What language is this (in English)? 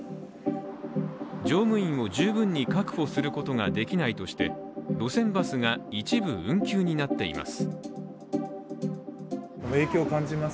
Japanese